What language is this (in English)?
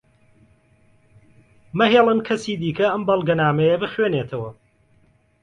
Central Kurdish